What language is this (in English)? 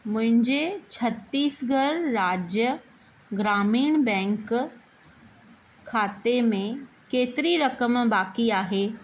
Sindhi